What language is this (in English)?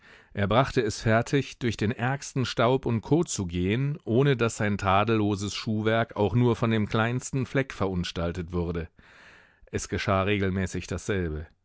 German